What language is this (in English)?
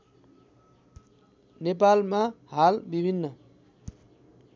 Nepali